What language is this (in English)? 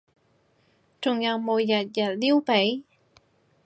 Cantonese